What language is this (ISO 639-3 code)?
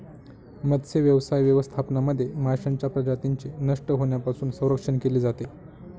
mar